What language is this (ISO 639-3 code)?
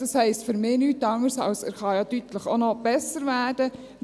gsw